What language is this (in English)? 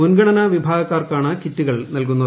Malayalam